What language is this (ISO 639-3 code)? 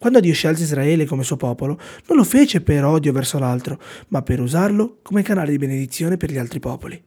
ita